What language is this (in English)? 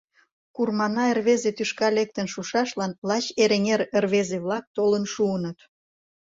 Mari